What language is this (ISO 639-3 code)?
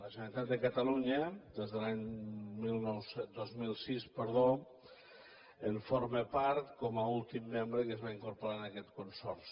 cat